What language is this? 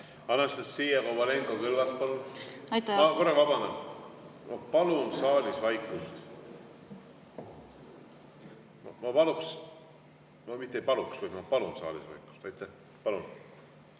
Estonian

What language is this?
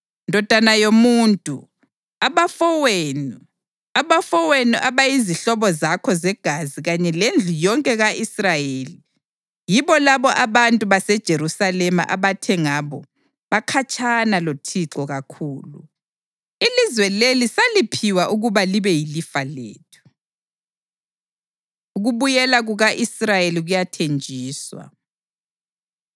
North Ndebele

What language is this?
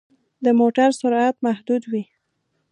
Pashto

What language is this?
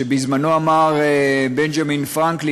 Hebrew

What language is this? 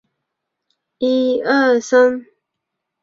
Chinese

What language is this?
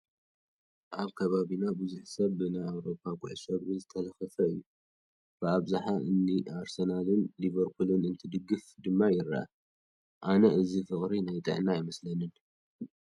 Tigrinya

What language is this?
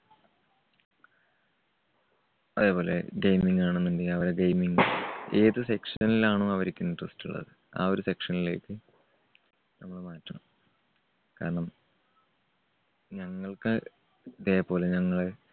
Malayalam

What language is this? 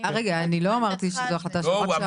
Hebrew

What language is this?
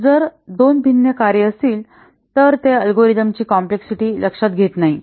Marathi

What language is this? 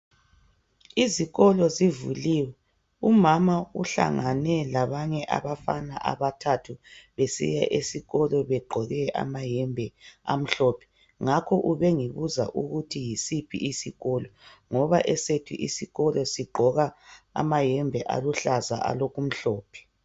North Ndebele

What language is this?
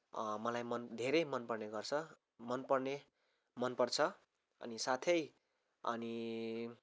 Nepali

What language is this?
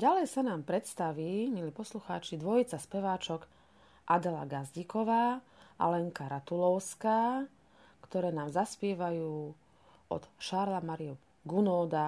Slovak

